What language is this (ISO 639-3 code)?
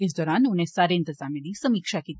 doi